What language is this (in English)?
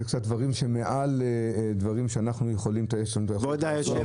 Hebrew